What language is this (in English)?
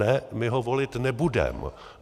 Czech